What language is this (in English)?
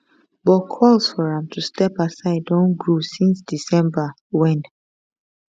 Nigerian Pidgin